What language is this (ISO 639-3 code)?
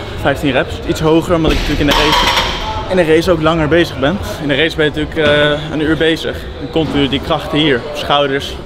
nld